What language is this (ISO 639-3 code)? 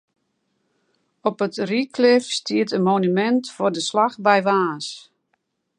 fry